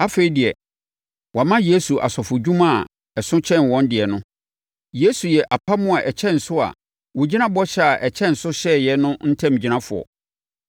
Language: Akan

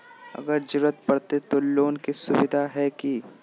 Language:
Magahi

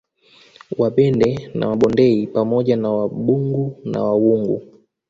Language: Swahili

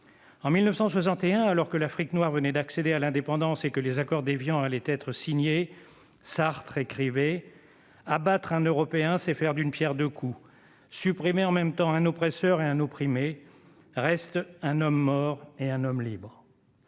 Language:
French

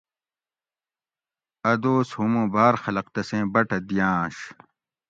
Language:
Gawri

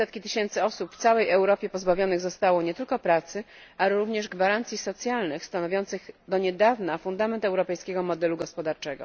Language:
Polish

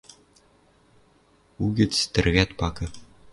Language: Western Mari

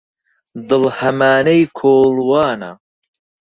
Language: Central Kurdish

